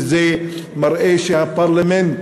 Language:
Hebrew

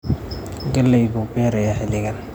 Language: Somali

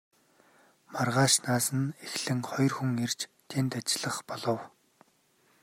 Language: Mongolian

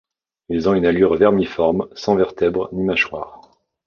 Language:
French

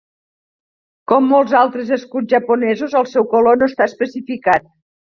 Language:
Catalan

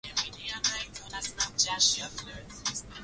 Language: Swahili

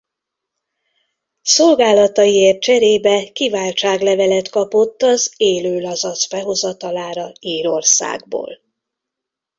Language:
Hungarian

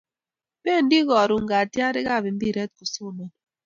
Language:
Kalenjin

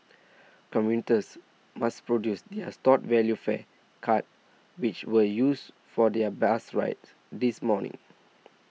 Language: English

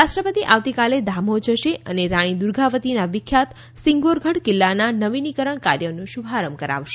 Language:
Gujarati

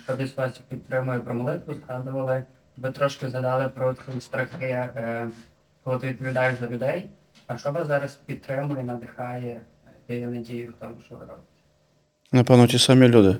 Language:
Ukrainian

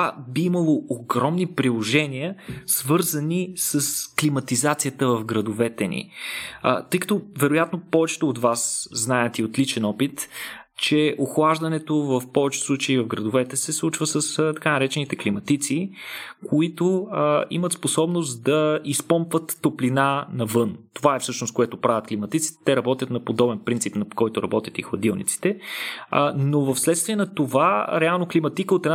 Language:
Bulgarian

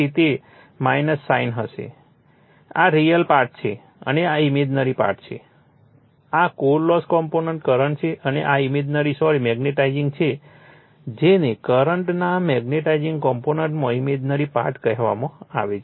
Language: Gujarati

